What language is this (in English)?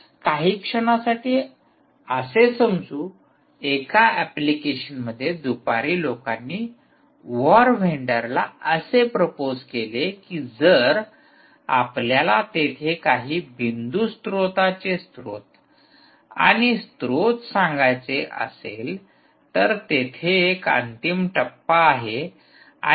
Marathi